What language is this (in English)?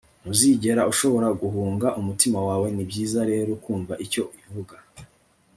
Kinyarwanda